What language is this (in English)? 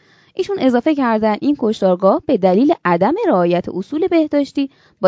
Persian